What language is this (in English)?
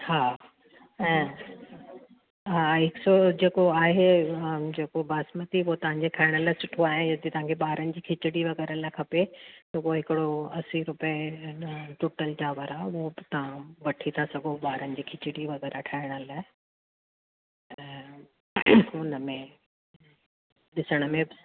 Sindhi